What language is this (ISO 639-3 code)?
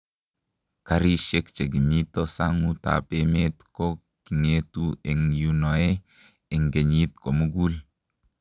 kln